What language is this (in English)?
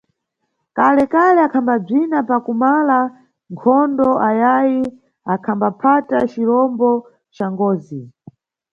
Nyungwe